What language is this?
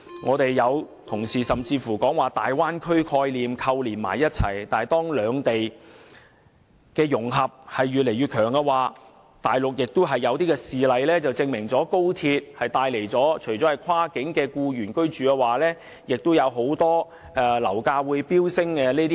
Cantonese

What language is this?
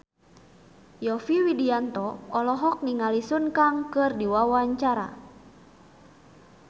Sundanese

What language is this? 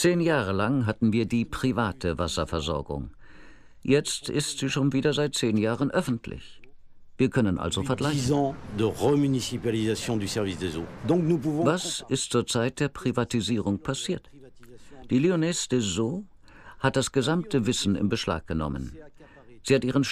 German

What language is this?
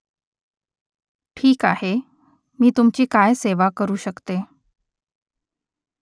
Marathi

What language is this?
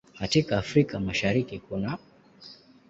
Swahili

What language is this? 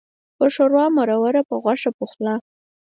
Pashto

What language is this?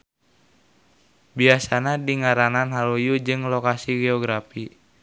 Sundanese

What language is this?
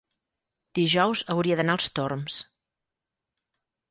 Catalan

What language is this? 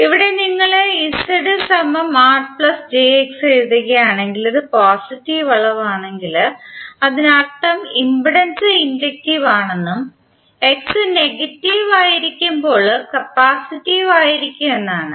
Malayalam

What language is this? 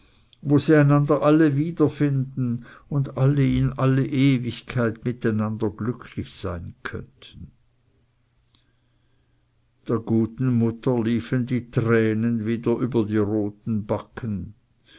German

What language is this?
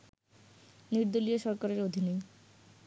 Bangla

